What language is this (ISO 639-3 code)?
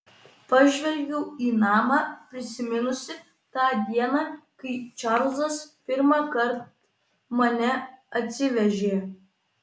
lit